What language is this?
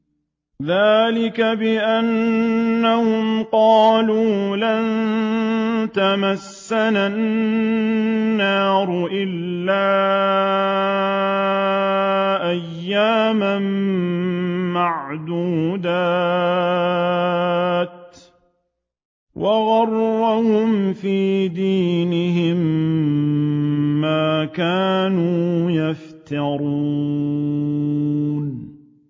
Arabic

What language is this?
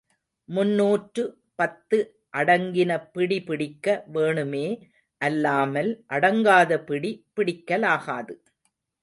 Tamil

